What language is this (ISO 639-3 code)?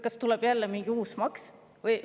est